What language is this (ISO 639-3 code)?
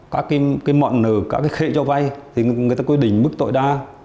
vie